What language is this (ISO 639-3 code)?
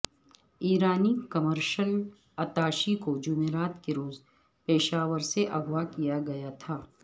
urd